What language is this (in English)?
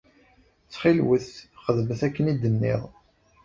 Kabyle